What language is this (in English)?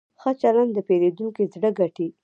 Pashto